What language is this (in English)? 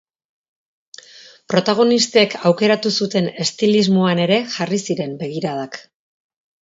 Basque